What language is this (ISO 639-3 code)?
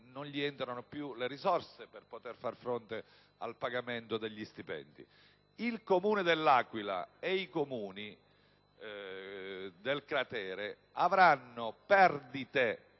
ita